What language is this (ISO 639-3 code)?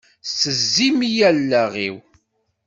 kab